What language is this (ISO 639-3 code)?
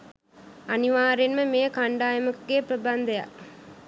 sin